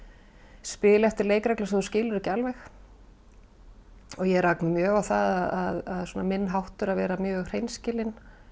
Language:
Icelandic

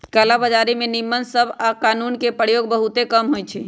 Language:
Magahi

